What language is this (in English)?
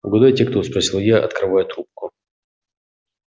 Russian